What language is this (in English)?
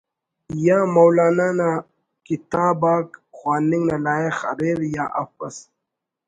Brahui